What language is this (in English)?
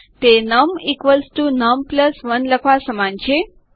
Gujarati